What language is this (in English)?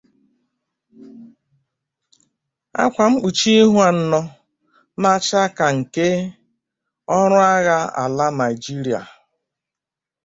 Igbo